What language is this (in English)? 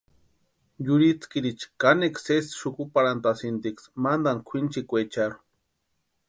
Western Highland Purepecha